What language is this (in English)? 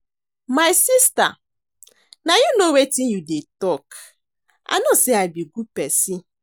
Nigerian Pidgin